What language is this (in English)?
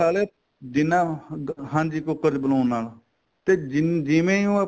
Punjabi